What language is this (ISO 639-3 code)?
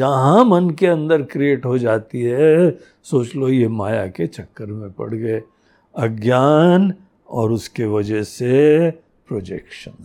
hin